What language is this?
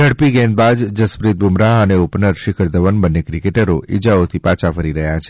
Gujarati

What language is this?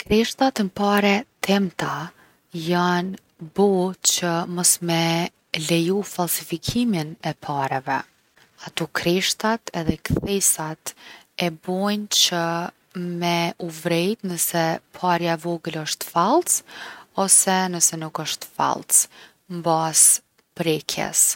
Gheg Albanian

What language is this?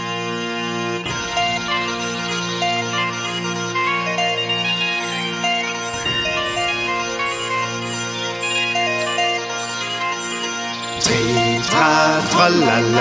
German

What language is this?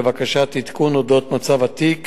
Hebrew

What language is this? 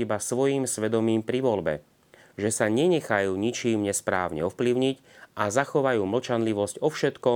Slovak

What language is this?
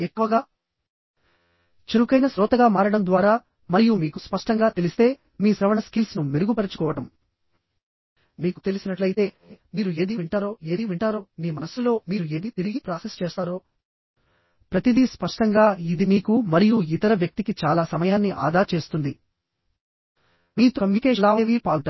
Telugu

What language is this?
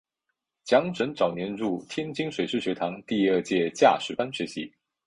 Chinese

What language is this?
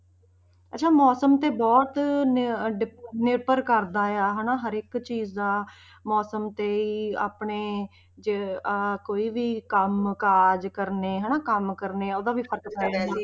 Punjabi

